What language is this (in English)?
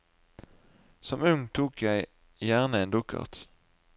Norwegian